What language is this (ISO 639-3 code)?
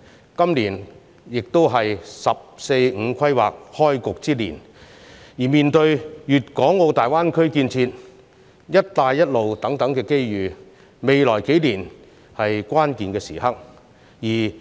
yue